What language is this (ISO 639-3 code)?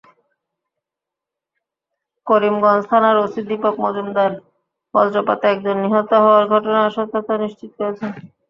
ben